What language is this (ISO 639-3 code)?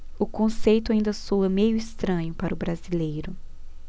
por